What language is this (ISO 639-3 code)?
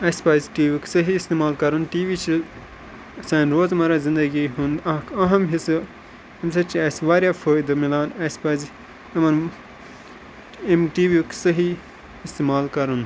kas